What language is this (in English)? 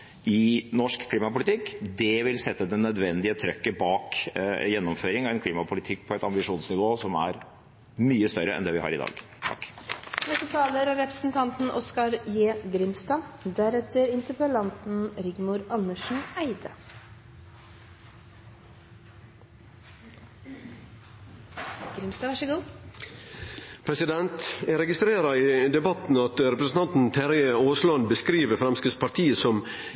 Norwegian